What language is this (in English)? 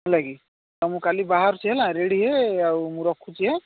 Odia